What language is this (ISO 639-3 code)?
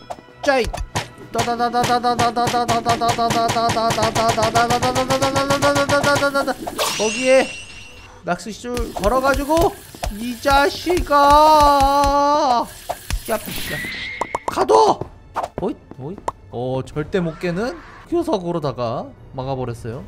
kor